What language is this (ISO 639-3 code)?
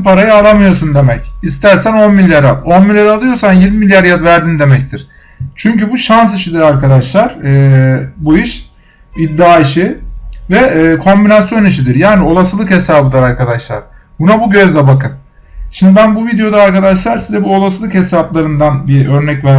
tur